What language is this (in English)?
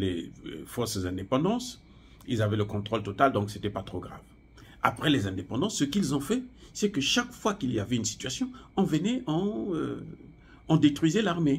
French